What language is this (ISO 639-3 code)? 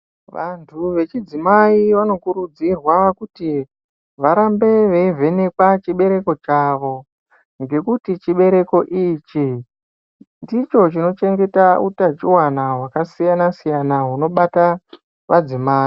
ndc